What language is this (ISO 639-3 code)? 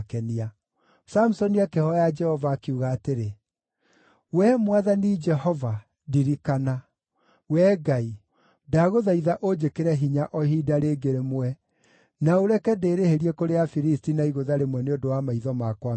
kik